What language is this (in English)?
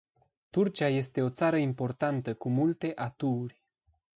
Romanian